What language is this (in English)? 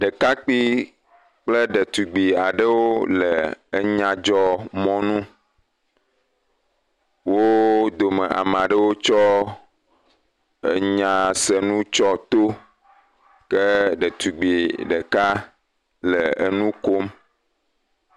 Ewe